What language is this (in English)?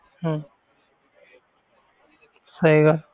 Punjabi